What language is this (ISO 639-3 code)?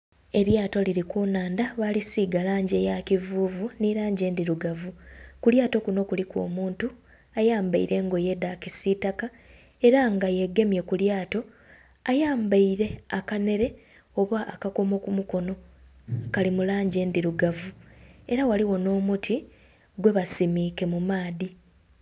xog